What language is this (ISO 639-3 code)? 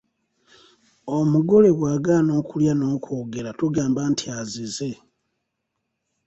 lug